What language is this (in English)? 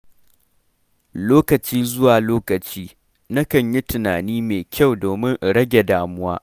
Hausa